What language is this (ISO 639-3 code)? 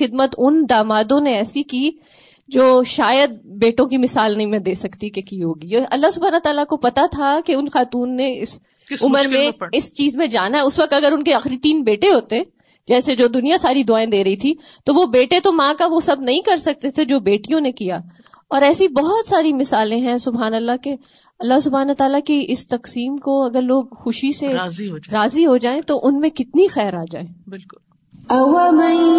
urd